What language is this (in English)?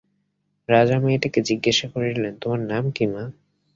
Bangla